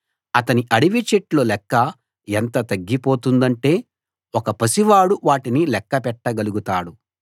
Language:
Telugu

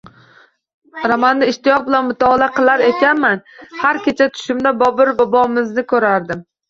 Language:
Uzbek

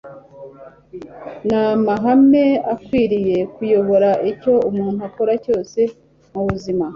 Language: Kinyarwanda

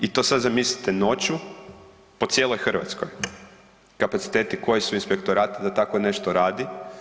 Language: Croatian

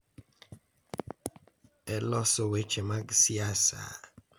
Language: Luo (Kenya and Tanzania)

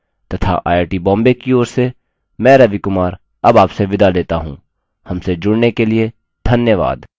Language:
Hindi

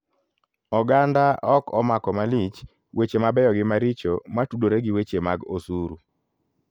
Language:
Luo (Kenya and Tanzania)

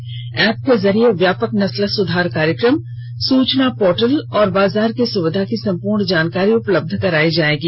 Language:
Hindi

